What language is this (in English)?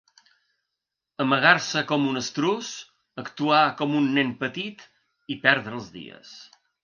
Catalan